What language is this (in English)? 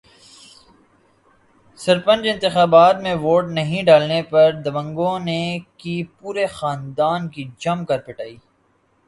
Urdu